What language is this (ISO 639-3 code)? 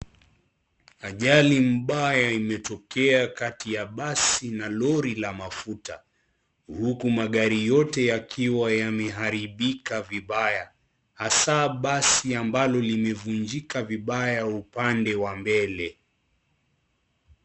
swa